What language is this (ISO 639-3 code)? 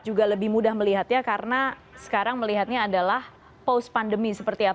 ind